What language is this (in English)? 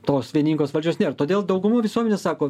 Lithuanian